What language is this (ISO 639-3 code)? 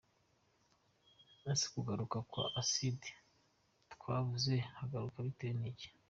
kin